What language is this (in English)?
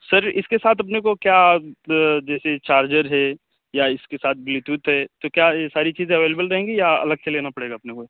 Urdu